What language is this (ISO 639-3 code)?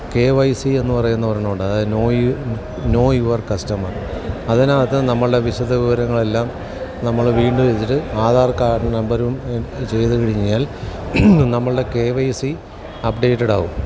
mal